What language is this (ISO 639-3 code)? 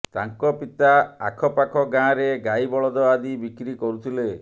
ori